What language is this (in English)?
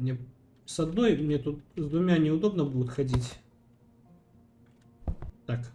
Russian